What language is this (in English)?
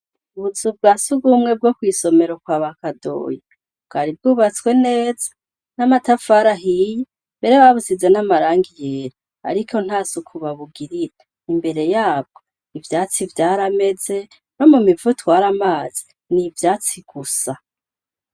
Rundi